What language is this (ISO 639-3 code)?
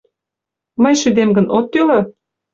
chm